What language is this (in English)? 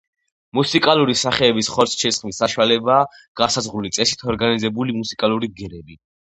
Georgian